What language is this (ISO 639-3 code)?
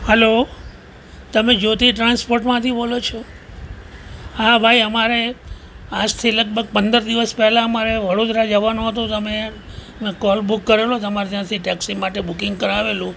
guj